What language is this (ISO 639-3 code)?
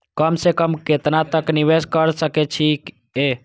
mai